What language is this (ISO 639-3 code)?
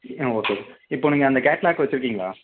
tam